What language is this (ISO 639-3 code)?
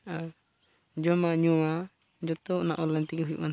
sat